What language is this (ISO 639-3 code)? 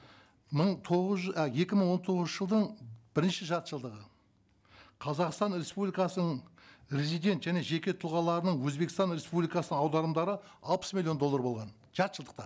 kaz